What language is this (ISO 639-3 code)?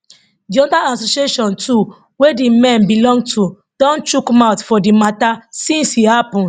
pcm